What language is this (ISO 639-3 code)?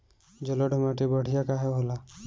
bho